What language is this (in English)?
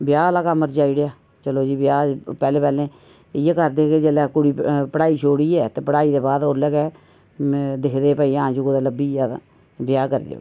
Dogri